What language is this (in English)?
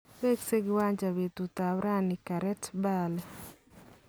Kalenjin